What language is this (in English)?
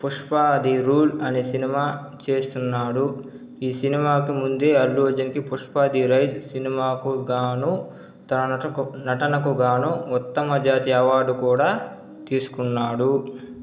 Telugu